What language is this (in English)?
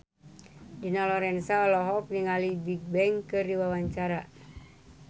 Sundanese